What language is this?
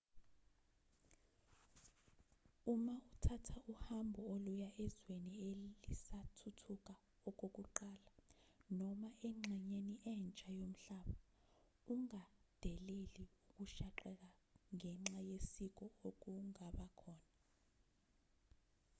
Zulu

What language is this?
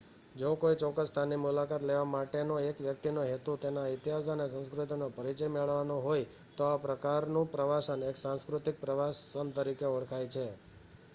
Gujarati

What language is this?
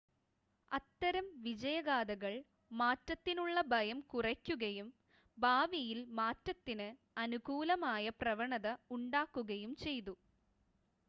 Malayalam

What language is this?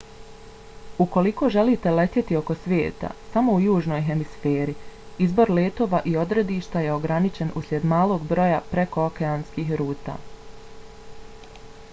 Bosnian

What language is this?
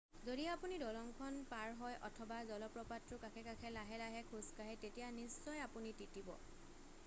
Assamese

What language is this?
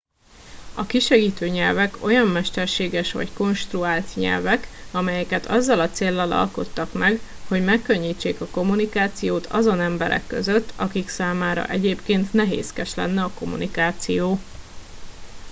Hungarian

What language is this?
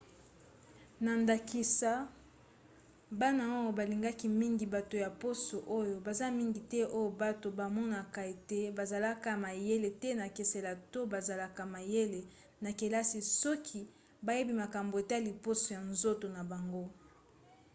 Lingala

